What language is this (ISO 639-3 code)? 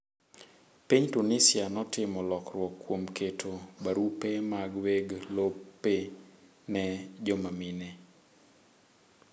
luo